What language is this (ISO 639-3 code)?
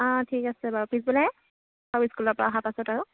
asm